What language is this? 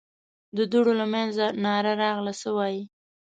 Pashto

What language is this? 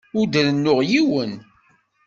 Kabyle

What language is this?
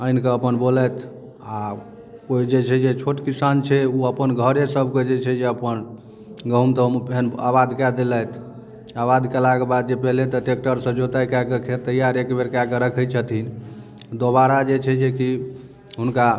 Maithili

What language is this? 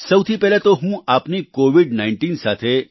Gujarati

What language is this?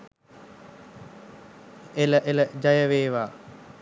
Sinhala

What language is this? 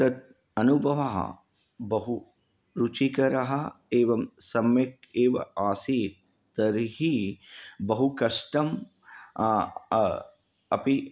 Sanskrit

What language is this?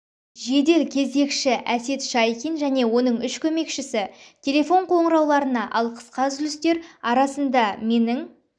Kazakh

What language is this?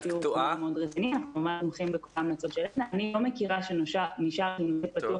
Hebrew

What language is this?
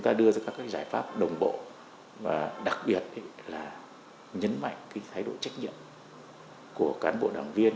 Vietnamese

